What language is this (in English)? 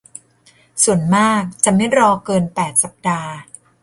Thai